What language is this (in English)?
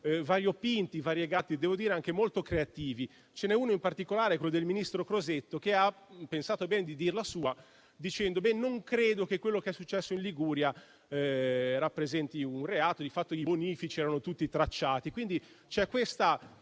Italian